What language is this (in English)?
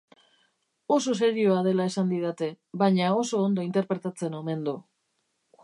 Basque